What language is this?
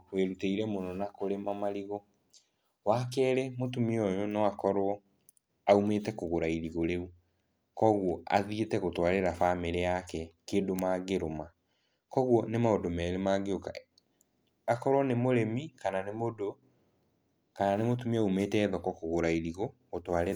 Kikuyu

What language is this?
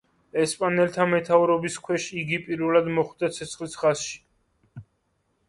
Georgian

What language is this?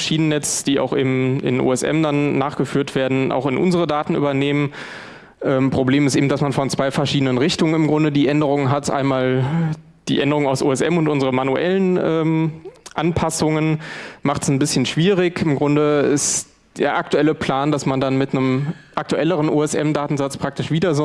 German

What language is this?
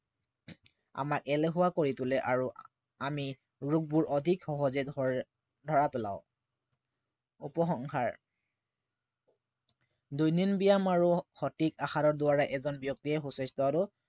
Assamese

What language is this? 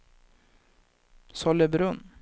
Swedish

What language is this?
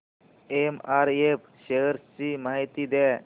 Marathi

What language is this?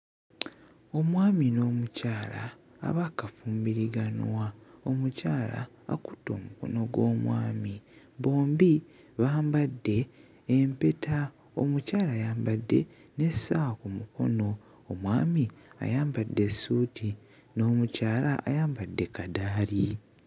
Ganda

